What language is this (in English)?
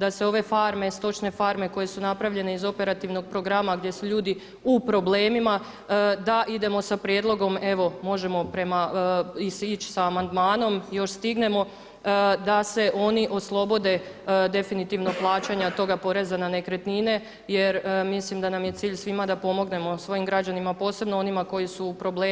Croatian